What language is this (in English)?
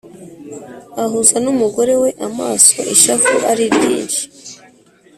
Kinyarwanda